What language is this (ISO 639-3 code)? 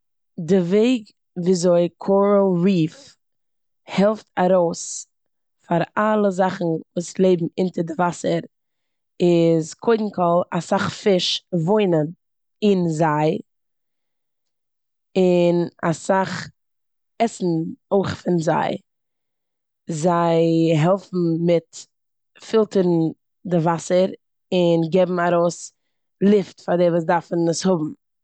yid